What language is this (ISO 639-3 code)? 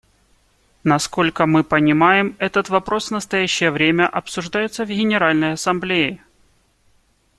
rus